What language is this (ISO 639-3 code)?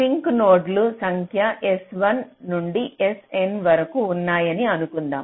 tel